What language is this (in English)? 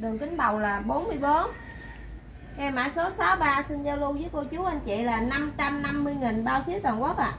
Vietnamese